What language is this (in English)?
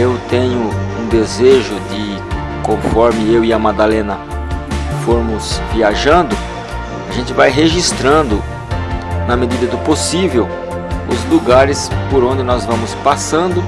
Portuguese